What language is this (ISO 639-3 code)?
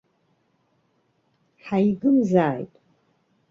abk